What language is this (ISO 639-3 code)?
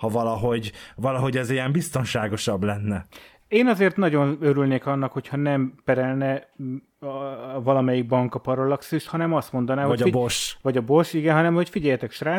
hun